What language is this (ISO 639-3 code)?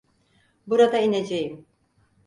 tur